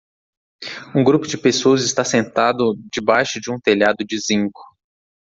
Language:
Portuguese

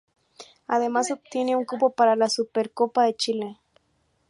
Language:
Spanish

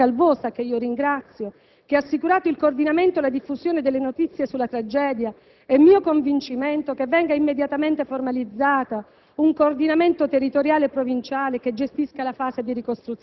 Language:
Italian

